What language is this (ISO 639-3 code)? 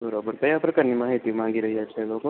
guj